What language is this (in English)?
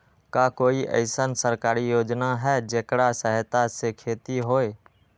Magahi